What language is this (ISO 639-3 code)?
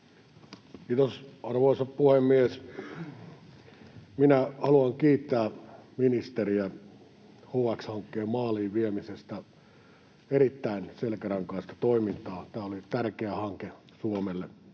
fin